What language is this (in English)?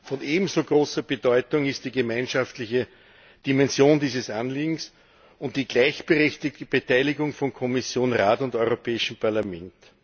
German